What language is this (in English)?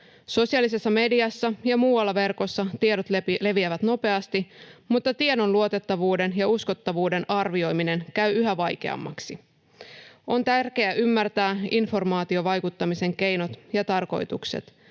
Finnish